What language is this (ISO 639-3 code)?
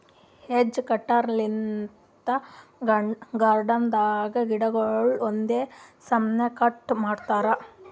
kan